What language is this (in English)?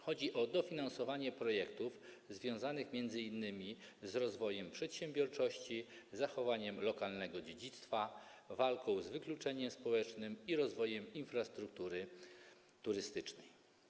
Polish